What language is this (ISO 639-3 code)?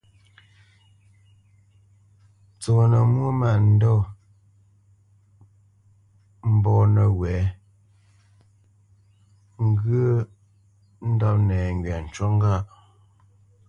bce